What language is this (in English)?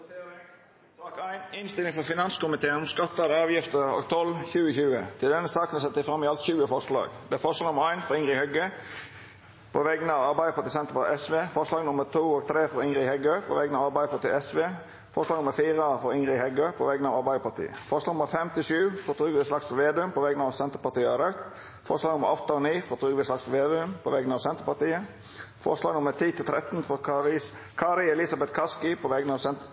Norwegian Nynorsk